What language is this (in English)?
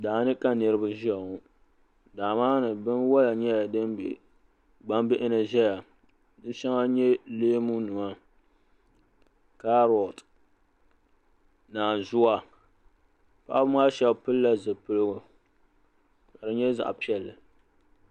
Dagbani